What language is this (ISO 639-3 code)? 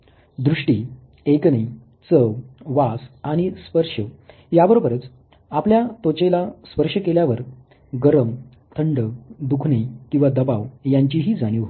mar